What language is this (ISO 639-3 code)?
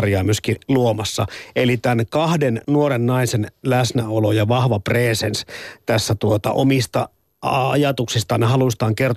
fin